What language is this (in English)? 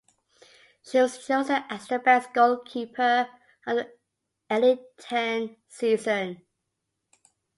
English